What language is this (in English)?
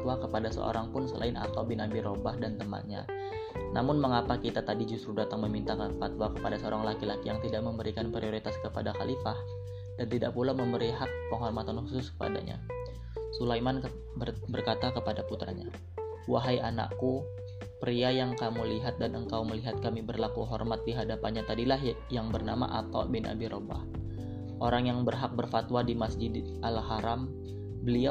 Indonesian